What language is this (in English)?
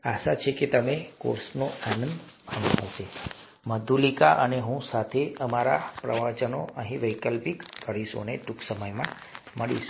Gujarati